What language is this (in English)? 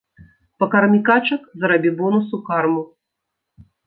Belarusian